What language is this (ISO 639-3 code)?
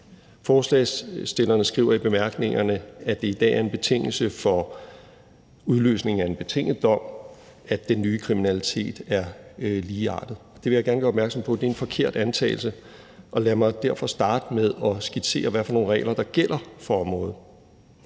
dan